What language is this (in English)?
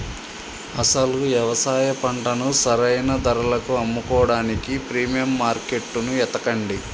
Telugu